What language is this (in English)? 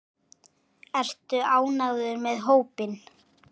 Icelandic